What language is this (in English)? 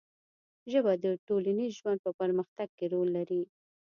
Pashto